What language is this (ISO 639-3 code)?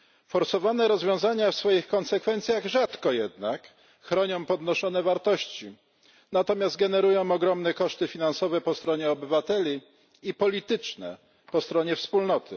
pol